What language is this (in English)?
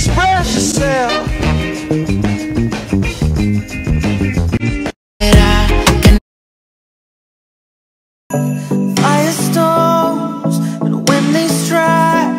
Spanish